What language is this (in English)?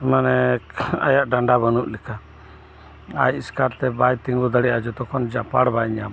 Santali